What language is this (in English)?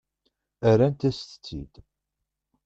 Kabyle